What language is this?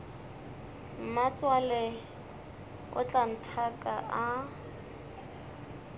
Northern Sotho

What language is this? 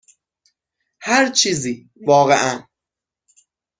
Persian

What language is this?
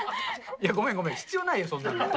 Japanese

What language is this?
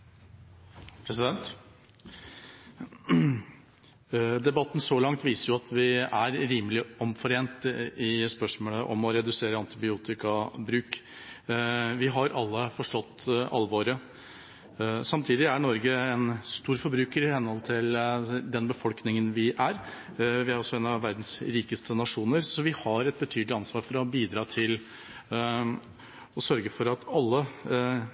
Norwegian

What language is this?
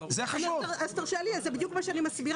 Hebrew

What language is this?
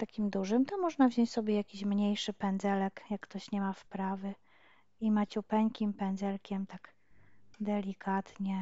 Polish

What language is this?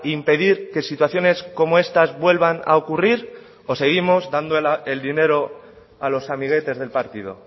Spanish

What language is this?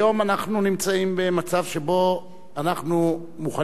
Hebrew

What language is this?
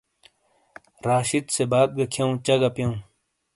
Shina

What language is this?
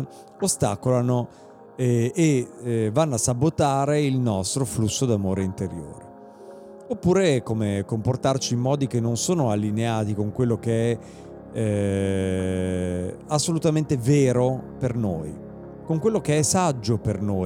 Italian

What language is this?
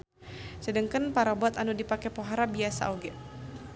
Sundanese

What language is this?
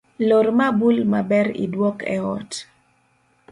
Luo (Kenya and Tanzania)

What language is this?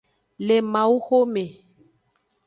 Aja (Benin)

